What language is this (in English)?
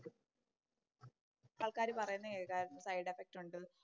Malayalam